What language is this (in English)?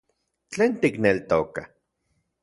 Central Puebla Nahuatl